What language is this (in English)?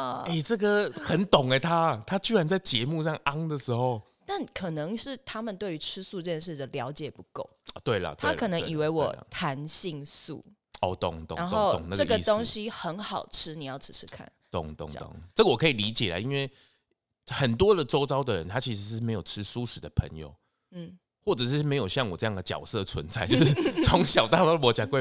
Chinese